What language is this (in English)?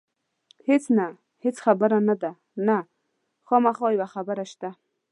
Pashto